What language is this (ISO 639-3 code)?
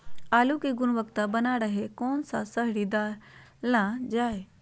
mag